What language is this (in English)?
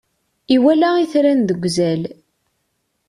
Kabyle